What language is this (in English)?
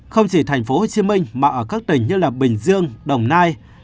Vietnamese